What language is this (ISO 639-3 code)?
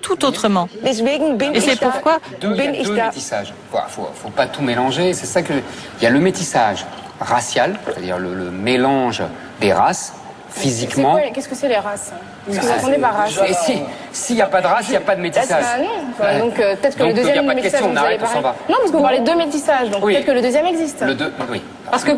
fra